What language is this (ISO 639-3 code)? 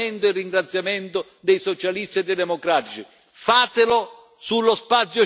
ita